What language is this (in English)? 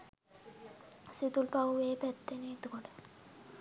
Sinhala